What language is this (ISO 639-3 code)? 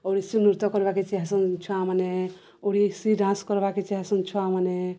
ori